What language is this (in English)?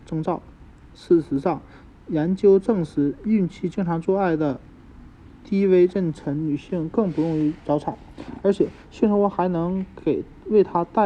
Chinese